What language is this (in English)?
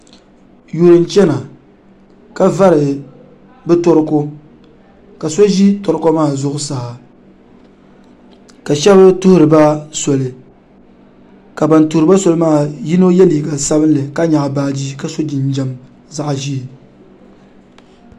Dagbani